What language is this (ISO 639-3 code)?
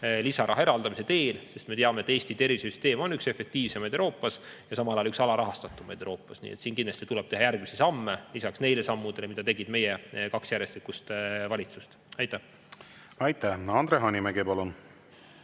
est